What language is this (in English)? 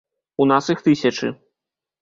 Belarusian